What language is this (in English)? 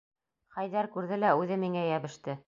Bashkir